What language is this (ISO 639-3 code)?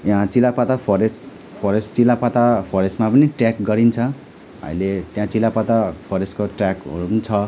nep